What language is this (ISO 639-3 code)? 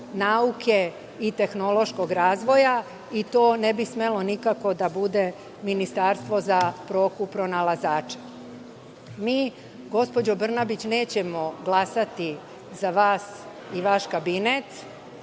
srp